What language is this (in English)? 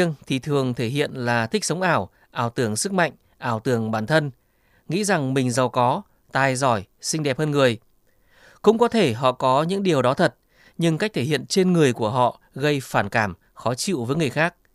Vietnamese